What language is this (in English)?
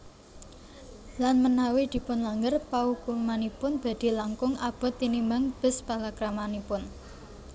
Javanese